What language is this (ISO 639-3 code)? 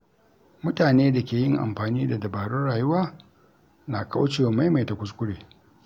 hau